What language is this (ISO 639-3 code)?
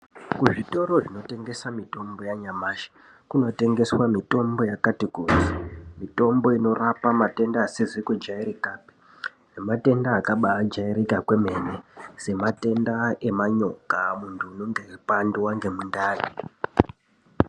ndc